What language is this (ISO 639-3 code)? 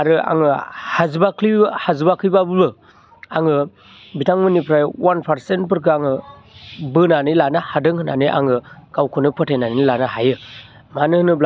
brx